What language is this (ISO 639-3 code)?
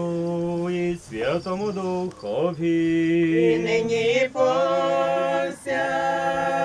ukr